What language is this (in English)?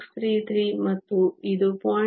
Kannada